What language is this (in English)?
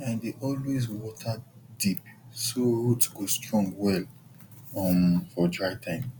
Nigerian Pidgin